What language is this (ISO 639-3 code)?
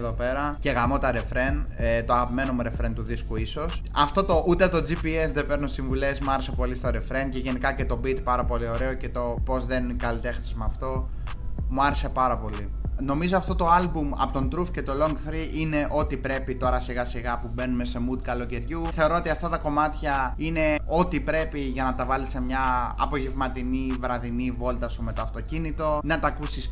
ell